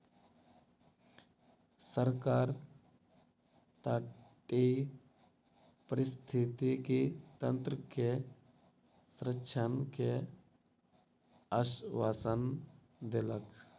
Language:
Maithili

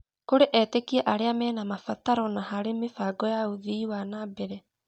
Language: Kikuyu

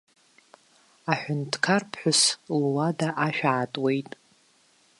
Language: Abkhazian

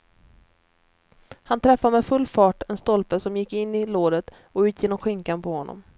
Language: Swedish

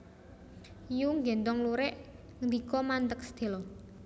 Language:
Javanese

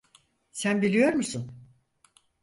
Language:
Turkish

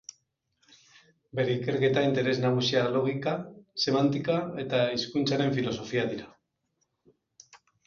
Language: Basque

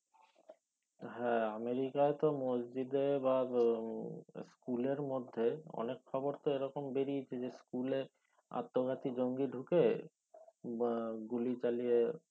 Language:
Bangla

